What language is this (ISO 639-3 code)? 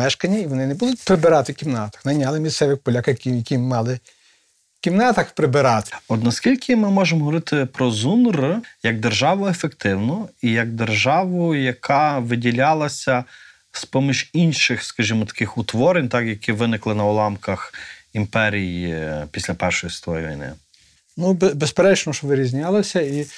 ukr